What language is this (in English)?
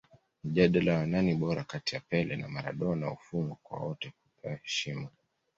Swahili